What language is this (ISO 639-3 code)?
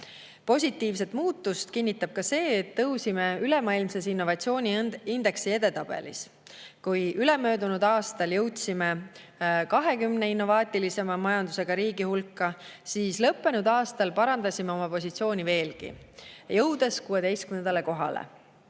est